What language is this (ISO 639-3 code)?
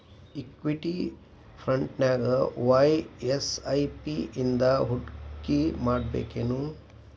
kan